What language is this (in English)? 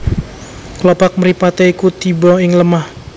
Javanese